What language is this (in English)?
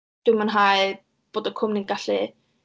Welsh